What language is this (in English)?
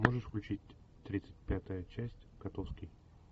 Russian